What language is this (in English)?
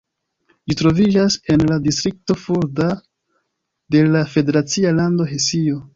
Esperanto